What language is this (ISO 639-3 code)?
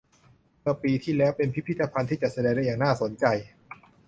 tha